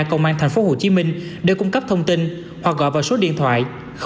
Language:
Vietnamese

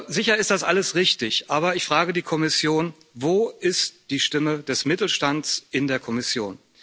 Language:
German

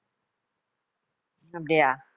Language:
Tamil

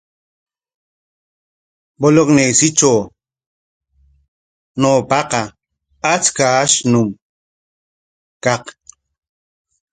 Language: Corongo Ancash Quechua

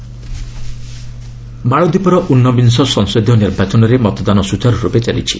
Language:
Odia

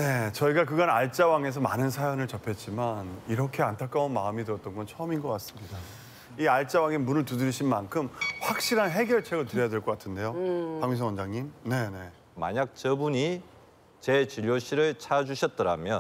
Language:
Korean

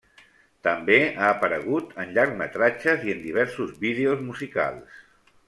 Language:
Catalan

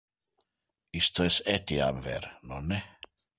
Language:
Interlingua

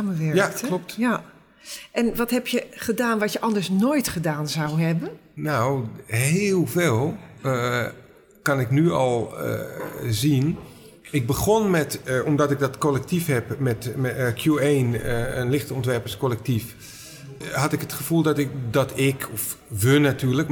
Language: Dutch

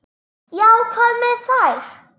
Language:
Icelandic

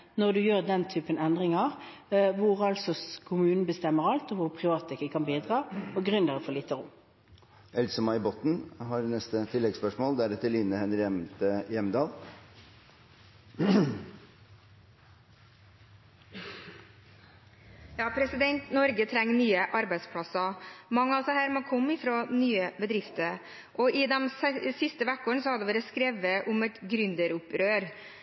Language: Norwegian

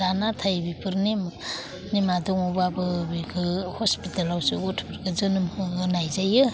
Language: Bodo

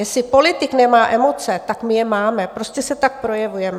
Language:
Czech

